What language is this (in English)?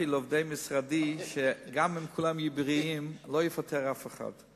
Hebrew